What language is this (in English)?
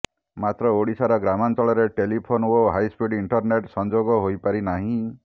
Odia